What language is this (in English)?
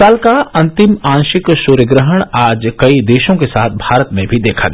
Hindi